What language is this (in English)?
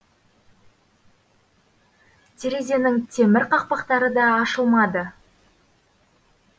Kazakh